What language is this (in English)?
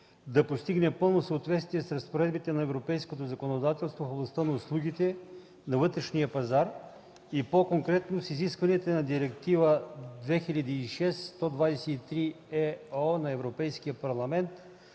Bulgarian